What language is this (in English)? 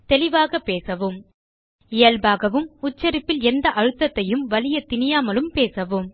Tamil